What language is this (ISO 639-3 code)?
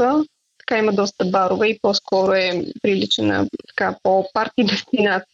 bul